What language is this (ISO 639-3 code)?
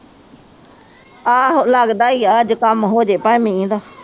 pan